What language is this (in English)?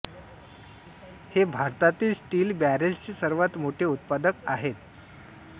Marathi